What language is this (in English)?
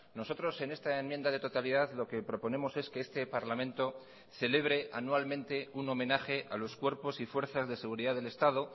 Spanish